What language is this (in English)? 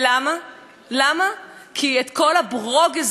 Hebrew